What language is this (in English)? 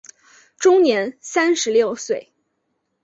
Chinese